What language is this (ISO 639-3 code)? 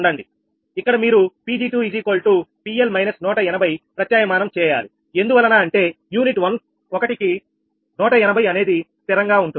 tel